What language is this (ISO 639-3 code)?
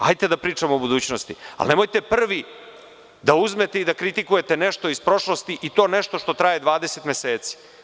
srp